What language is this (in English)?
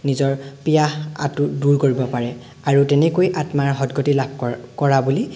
Assamese